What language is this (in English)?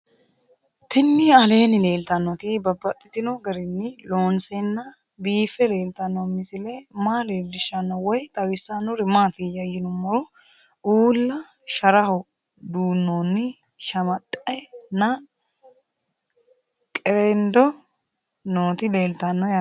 Sidamo